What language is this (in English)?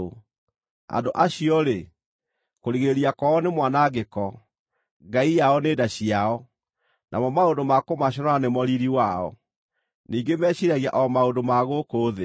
Kikuyu